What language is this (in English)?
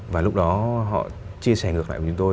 Vietnamese